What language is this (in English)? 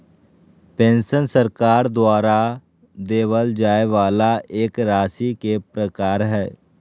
Magahi